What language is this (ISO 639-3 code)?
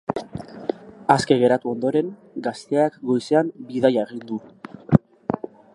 eus